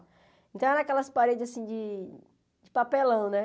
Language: Portuguese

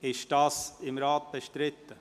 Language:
Swiss German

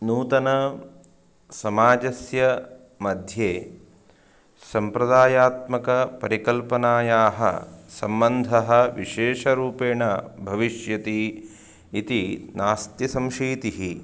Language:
Sanskrit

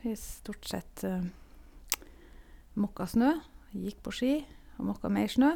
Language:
Norwegian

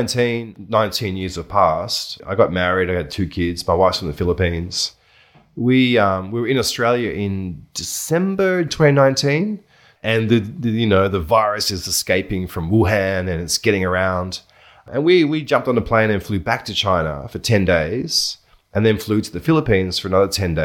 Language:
English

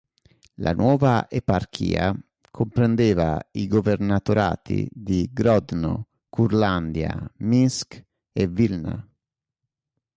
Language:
Italian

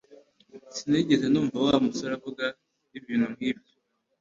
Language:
Kinyarwanda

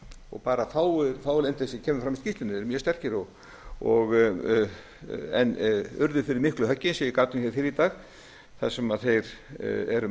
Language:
Icelandic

